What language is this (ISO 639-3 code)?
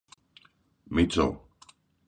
ell